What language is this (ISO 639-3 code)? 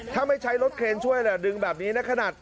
tha